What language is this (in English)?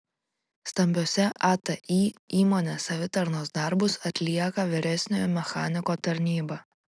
Lithuanian